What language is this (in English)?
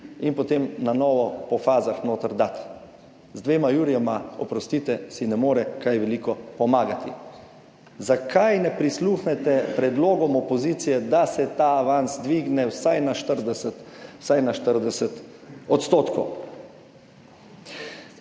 Slovenian